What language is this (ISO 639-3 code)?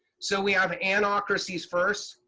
eng